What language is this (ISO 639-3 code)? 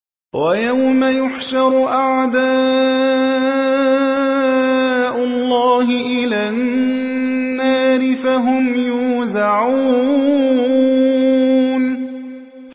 ara